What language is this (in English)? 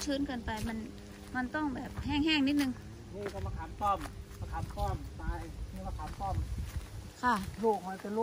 Thai